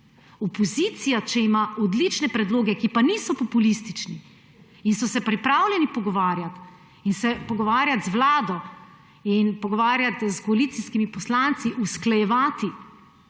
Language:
Slovenian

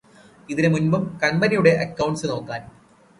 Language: Malayalam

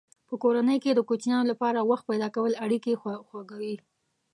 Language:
Pashto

